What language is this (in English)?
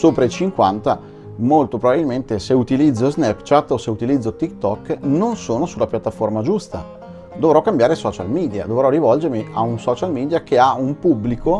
Italian